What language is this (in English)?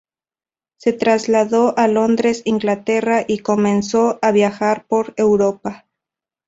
Spanish